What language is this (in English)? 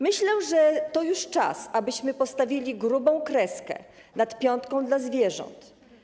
Polish